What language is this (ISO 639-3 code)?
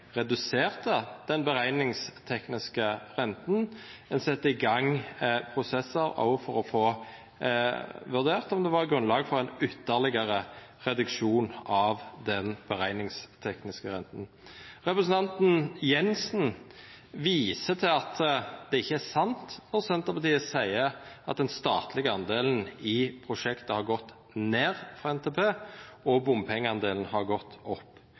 nno